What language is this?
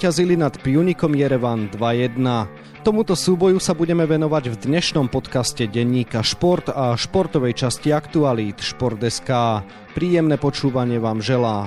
Slovak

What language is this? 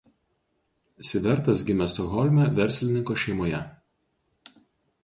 Lithuanian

